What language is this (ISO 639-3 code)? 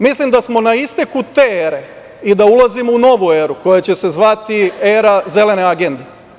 srp